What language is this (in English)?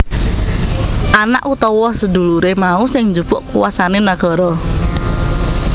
Javanese